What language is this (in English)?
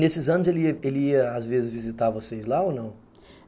Portuguese